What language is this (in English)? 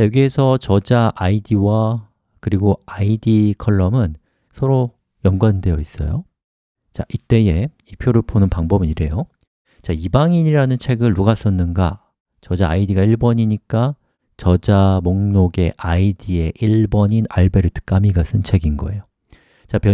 Korean